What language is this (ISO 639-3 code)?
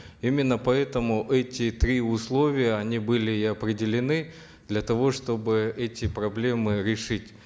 kaz